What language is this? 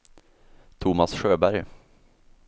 Swedish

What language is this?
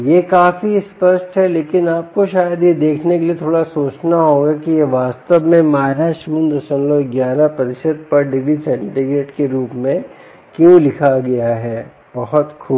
Hindi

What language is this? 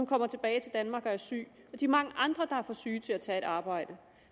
Danish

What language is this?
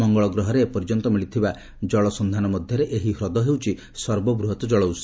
Odia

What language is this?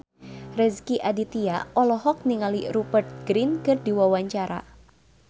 Sundanese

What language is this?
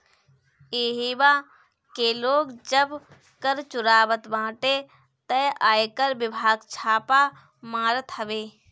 Bhojpuri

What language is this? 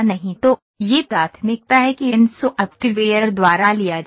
Hindi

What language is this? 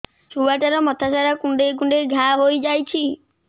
Odia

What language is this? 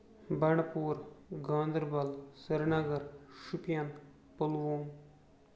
Kashmiri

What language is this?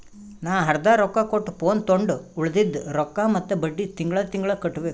Kannada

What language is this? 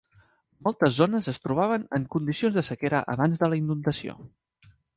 Catalan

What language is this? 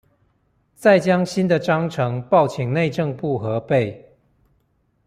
Chinese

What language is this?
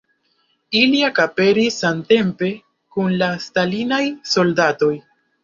Esperanto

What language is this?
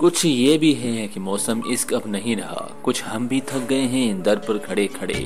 Hindi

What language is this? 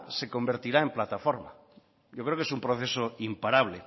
Spanish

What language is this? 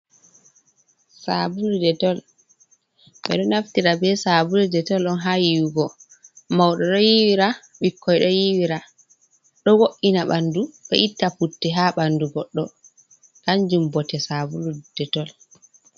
Fula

